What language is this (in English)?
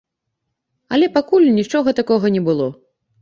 Belarusian